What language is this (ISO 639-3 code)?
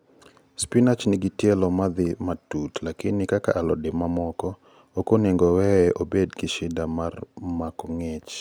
luo